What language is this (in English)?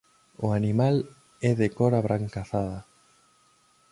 Galician